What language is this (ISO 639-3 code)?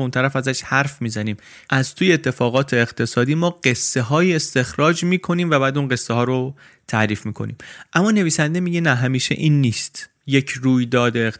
fas